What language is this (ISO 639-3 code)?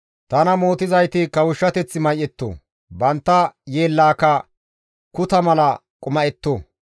gmv